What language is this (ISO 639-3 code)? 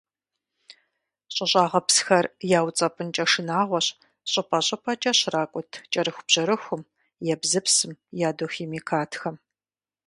kbd